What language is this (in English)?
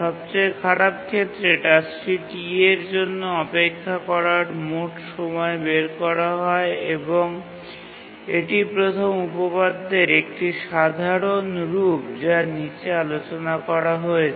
Bangla